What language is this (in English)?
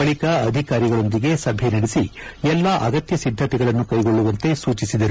Kannada